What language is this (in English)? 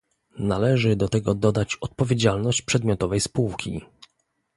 Polish